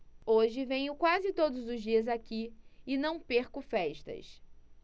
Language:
Portuguese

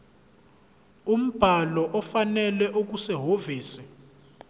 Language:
Zulu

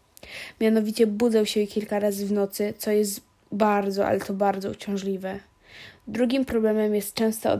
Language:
Polish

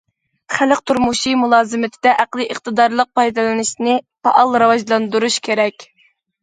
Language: Uyghur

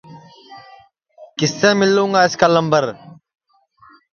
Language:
Sansi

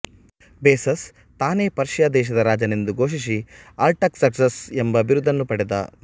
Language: Kannada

